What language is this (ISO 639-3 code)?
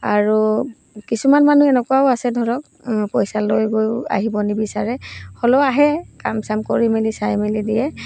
asm